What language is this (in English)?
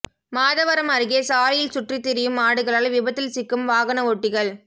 Tamil